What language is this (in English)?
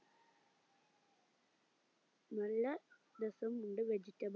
Malayalam